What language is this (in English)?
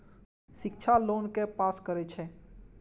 Maithili